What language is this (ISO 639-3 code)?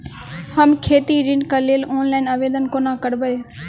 mai